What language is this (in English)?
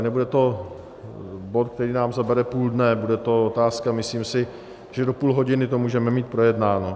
Czech